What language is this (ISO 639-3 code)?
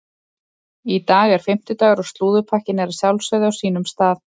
isl